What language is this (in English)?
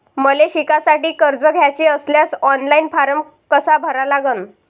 Marathi